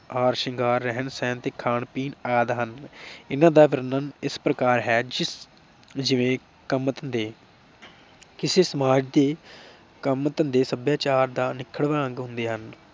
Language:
Punjabi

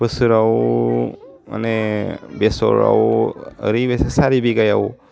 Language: Bodo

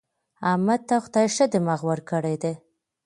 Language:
Pashto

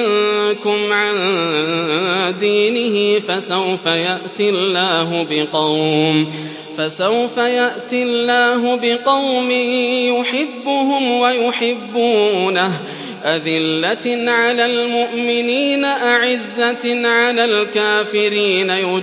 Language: Arabic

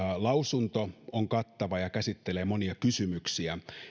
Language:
Finnish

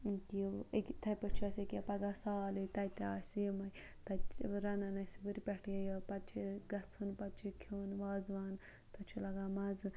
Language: Kashmiri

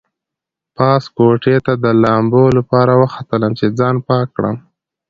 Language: Pashto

